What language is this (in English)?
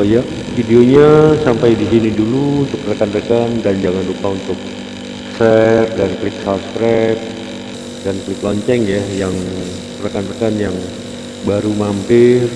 Indonesian